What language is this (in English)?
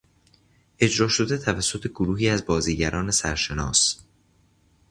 Persian